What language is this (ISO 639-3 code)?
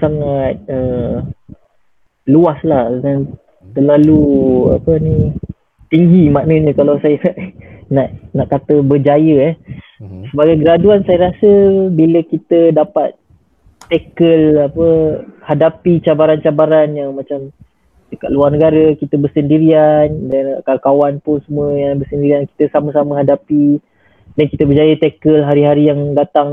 msa